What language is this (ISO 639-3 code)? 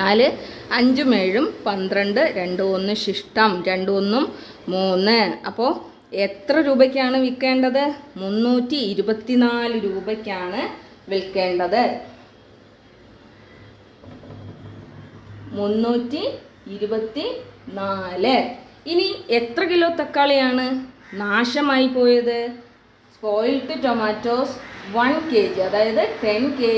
mal